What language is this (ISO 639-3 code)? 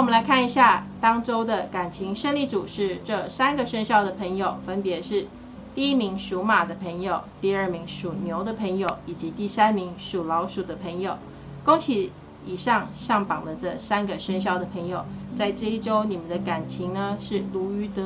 zho